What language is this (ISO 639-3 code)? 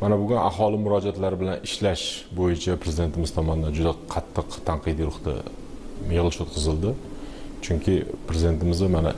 tur